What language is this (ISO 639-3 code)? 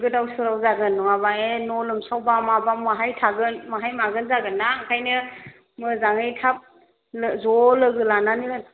brx